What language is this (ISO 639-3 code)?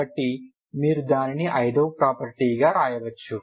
tel